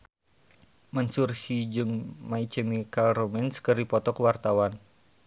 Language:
Sundanese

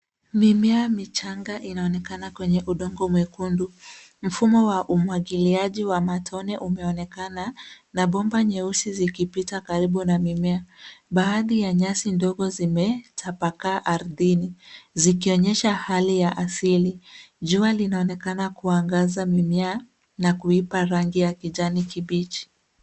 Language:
Swahili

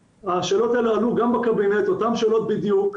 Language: Hebrew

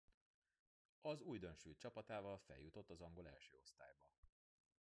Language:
Hungarian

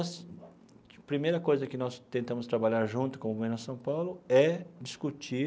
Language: Portuguese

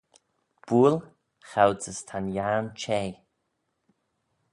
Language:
Manx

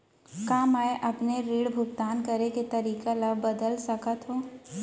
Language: Chhattisgarhi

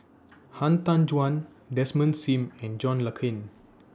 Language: English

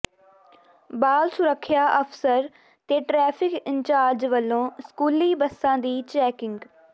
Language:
Punjabi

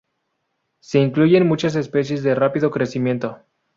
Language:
Spanish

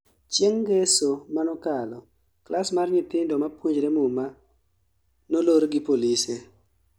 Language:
Luo (Kenya and Tanzania)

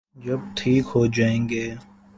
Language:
Urdu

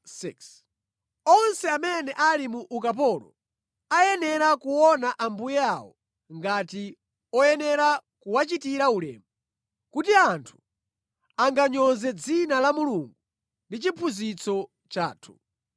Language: Nyanja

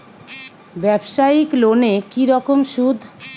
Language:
Bangla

